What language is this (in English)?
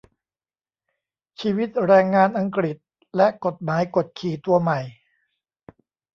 Thai